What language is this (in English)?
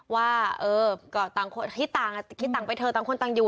Thai